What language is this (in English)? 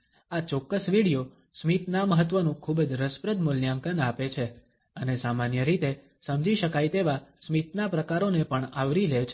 Gujarati